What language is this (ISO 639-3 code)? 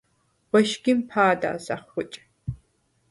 sva